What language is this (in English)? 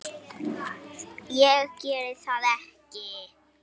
Icelandic